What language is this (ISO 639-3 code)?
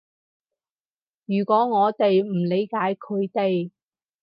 yue